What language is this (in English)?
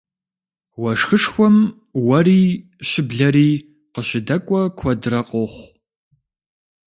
Kabardian